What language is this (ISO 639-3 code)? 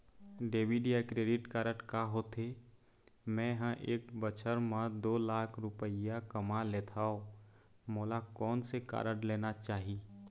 hne